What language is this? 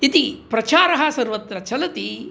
Sanskrit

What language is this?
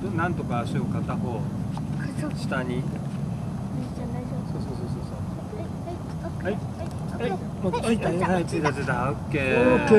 Japanese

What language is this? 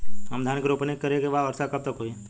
Bhojpuri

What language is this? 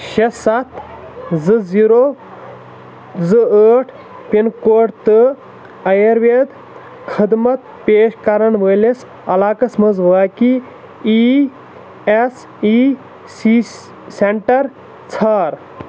Kashmiri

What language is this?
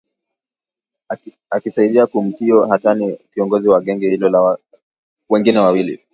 Swahili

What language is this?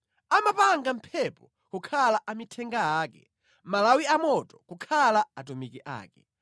Nyanja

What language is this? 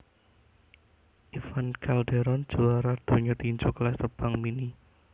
Javanese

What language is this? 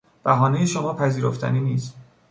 Persian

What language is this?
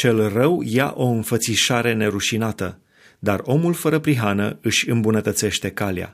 Romanian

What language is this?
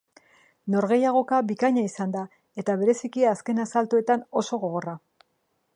Basque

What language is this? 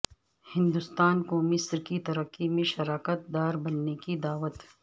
Urdu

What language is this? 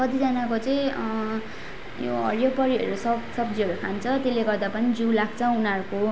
Nepali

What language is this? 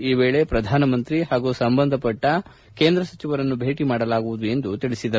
Kannada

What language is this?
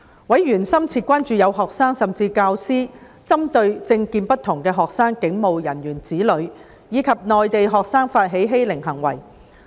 Cantonese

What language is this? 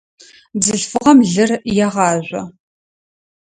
Adyghe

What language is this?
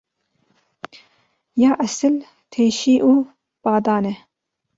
Kurdish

